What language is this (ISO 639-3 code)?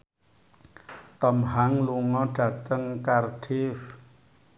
jav